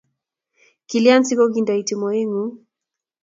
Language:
Kalenjin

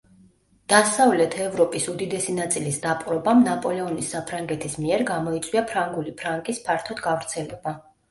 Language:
Georgian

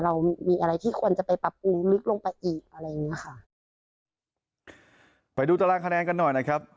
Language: Thai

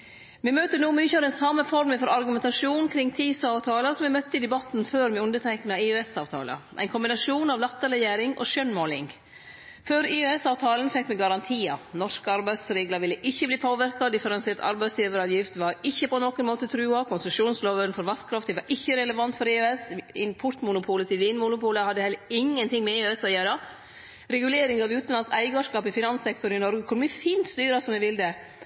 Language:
Norwegian Nynorsk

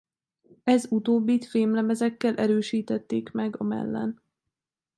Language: Hungarian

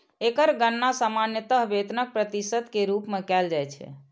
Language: Maithili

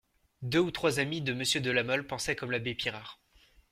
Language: French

